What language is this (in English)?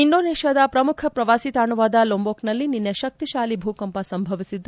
Kannada